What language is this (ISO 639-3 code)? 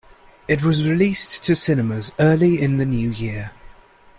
eng